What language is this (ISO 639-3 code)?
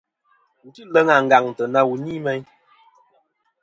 bkm